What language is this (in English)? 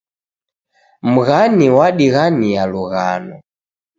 Taita